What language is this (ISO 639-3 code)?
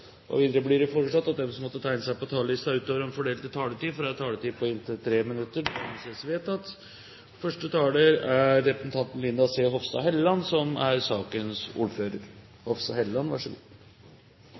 nor